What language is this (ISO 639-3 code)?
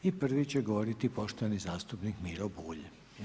hrv